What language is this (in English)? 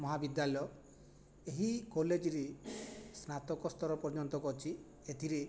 Odia